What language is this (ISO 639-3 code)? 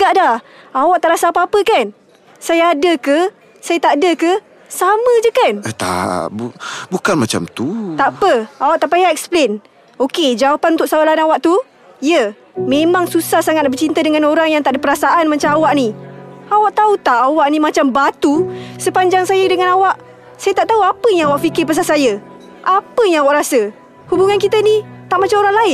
msa